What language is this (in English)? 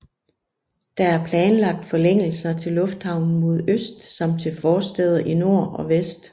Danish